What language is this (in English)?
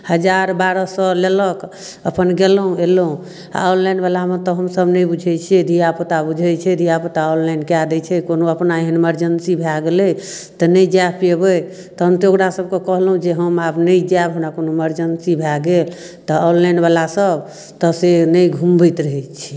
Maithili